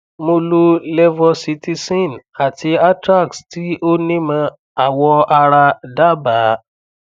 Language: Yoruba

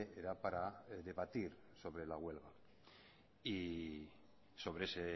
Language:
Spanish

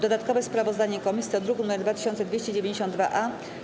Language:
Polish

